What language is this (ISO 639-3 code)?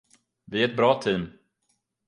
swe